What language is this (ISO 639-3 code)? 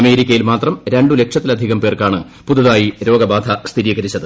mal